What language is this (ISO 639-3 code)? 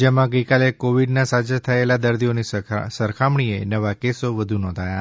guj